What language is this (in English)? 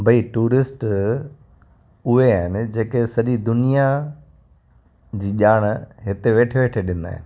Sindhi